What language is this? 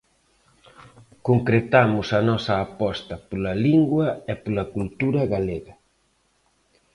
Galician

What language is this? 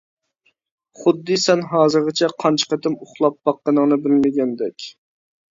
Uyghur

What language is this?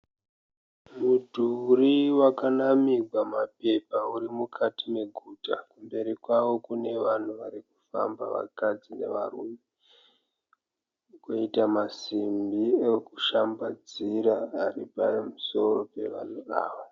Shona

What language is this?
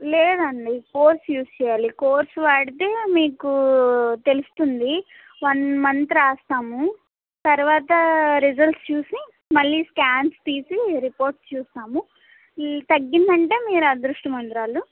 Telugu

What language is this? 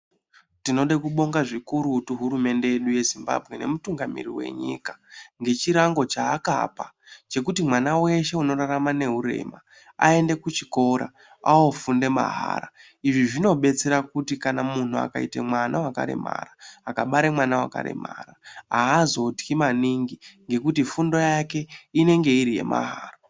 Ndau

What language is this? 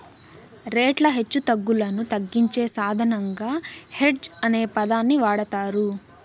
Telugu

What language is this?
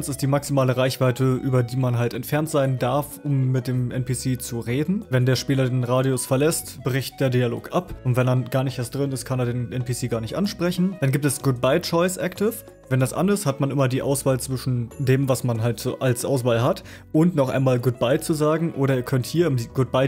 German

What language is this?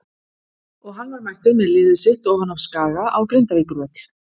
Icelandic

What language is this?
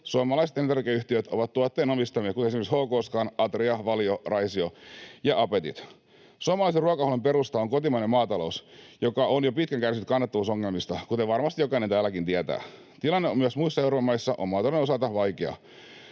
Finnish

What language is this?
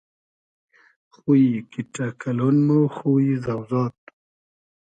Hazaragi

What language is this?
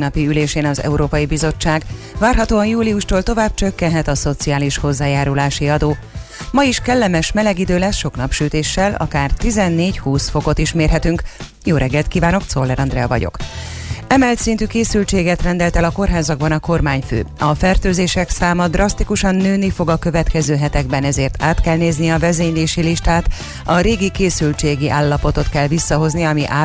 Hungarian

